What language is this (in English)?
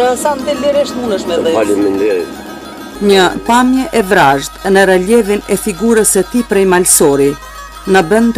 Romanian